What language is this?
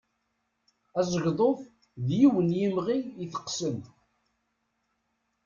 Kabyle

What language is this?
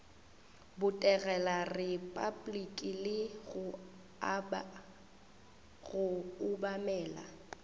Northern Sotho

